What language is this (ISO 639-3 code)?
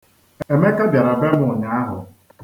ibo